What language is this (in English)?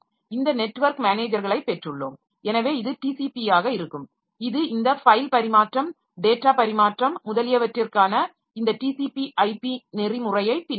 Tamil